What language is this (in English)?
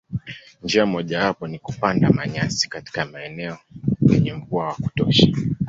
Swahili